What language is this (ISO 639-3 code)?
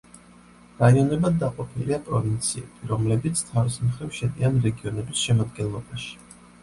kat